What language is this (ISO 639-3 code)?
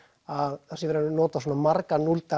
isl